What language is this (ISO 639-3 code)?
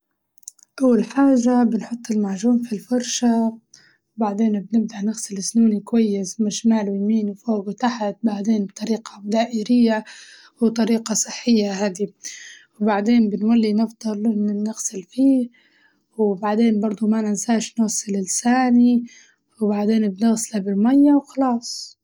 ayl